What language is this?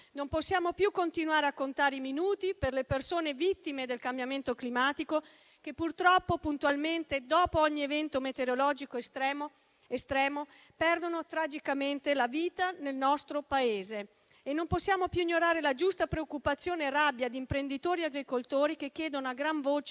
Italian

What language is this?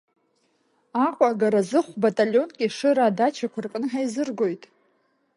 Abkhazian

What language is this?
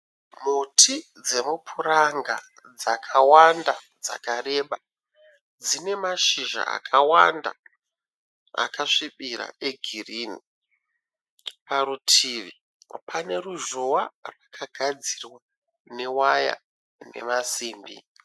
Shona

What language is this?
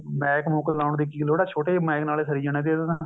Punjabi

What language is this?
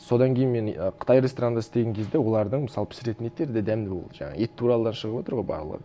Kazakh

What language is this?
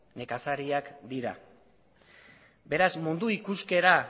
Basque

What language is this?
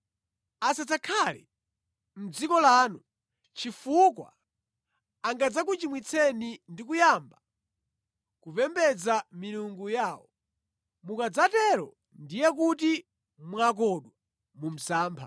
Nyanja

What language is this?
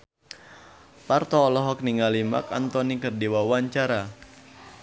Sundanese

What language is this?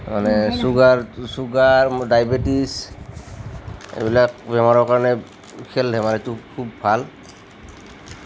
Assamese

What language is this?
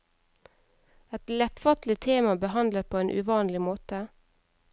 Norwegian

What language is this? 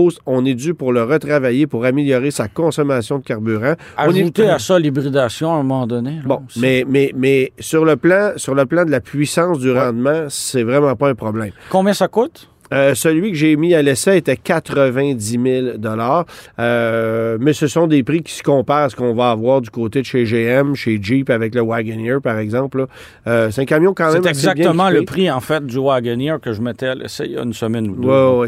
French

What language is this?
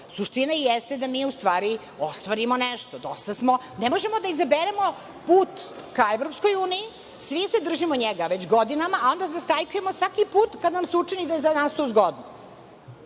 Serbian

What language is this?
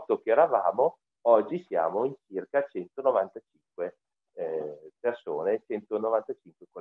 Italian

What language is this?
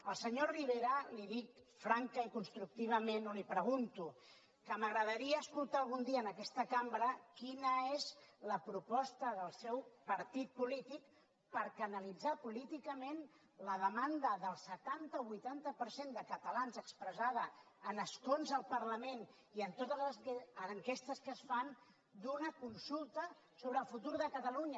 Catalan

